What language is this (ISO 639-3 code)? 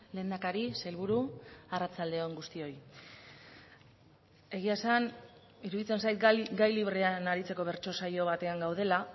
eus